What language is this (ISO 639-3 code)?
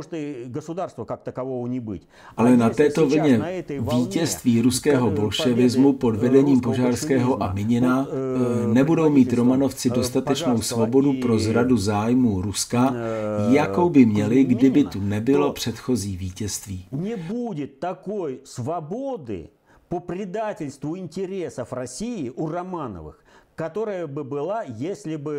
ces